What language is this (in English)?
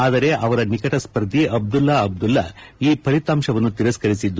Kannada